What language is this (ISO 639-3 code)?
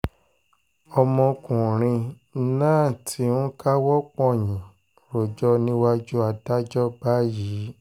yor